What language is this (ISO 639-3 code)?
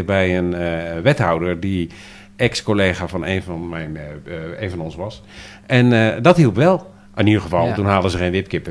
nld